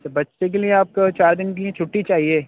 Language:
Urdu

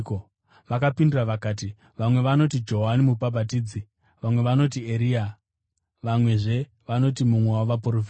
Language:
Shona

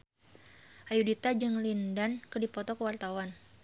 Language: Sundanese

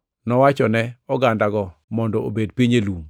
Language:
Luo (Kenya and Tanzania)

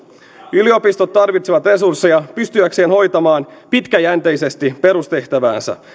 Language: Finnish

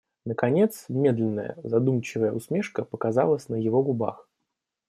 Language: Russian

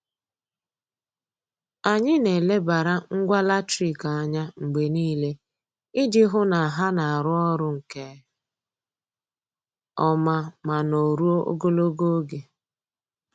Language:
Igbo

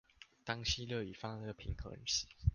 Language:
Chinese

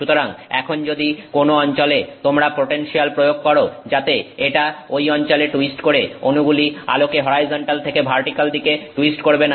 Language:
Bangla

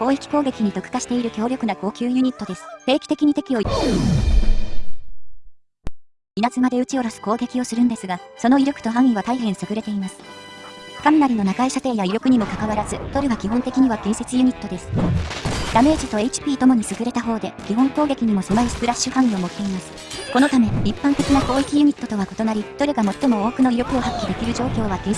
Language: Japanese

